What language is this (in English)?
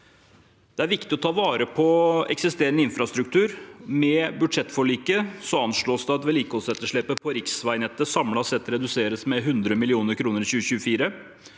Norwegian